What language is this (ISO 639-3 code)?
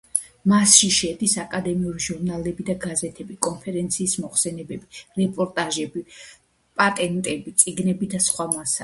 kat